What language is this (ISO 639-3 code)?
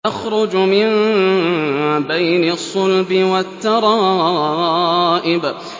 ara